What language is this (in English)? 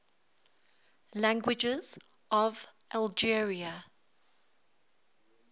English